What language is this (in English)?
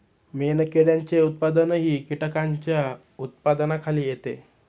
Marathi